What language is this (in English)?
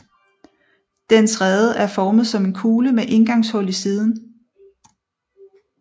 Danish